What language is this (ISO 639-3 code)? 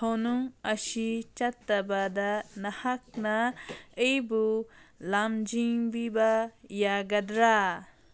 mni